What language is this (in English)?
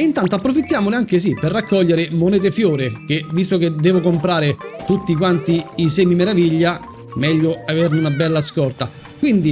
Italian